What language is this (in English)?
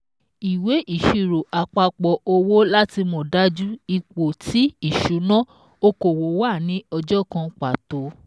Yoruba